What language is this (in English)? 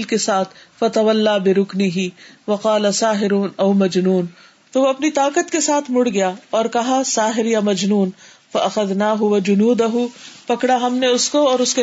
Urdu